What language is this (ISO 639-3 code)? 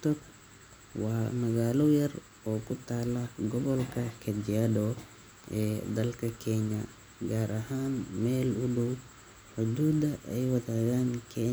som